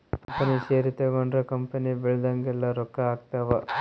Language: Kannada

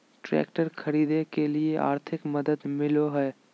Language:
Magahi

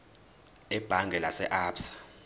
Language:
Zulu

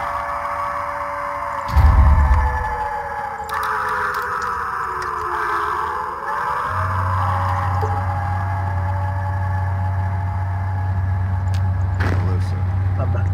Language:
Italian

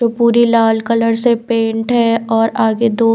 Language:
Hindi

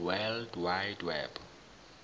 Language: Zulu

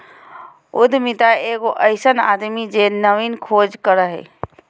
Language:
Magahi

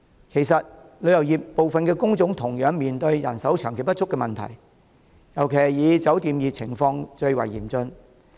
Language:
Cantonese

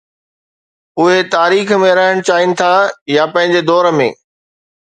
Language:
Sindhi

